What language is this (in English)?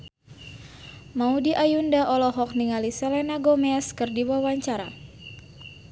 Sundanese